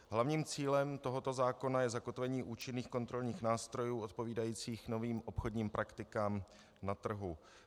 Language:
Czech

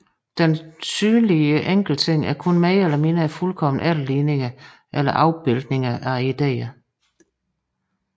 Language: Danish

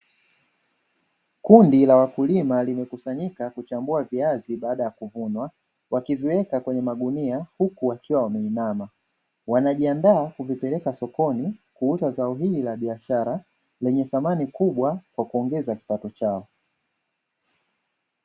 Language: Swahili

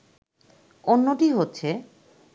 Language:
Bangla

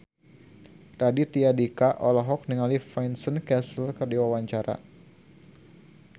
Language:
Sundanese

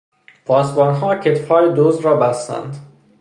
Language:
Persian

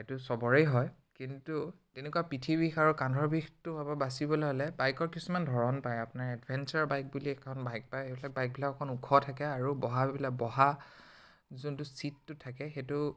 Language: Assamese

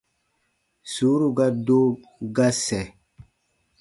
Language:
Baatonum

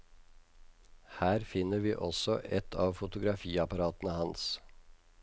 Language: Norwegian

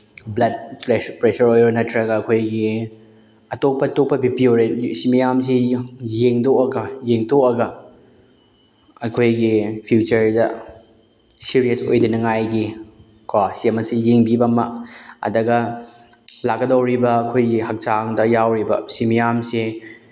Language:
Manipuri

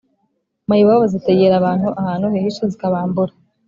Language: Kinyarwanda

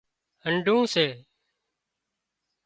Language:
Wadiyara Koli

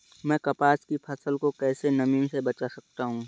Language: Hindi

